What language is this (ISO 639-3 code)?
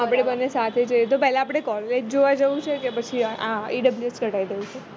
guj